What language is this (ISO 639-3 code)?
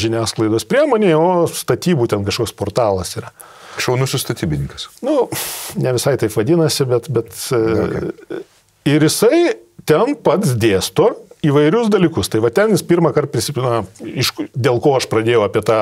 lit